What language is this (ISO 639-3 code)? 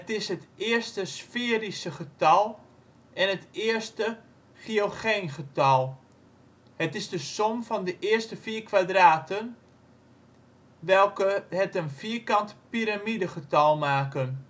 nld